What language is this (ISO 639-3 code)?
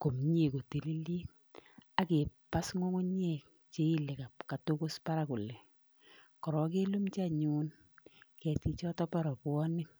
kln